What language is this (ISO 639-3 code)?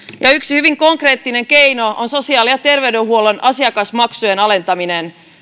fin